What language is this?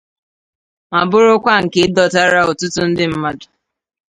Igbo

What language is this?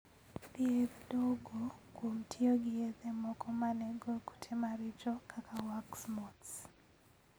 Luo (Kenya and Tanzania)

